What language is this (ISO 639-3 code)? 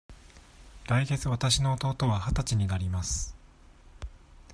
jpn